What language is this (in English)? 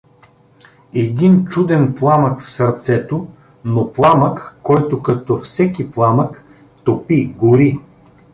Bulgarian